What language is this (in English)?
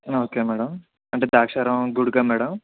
Telugu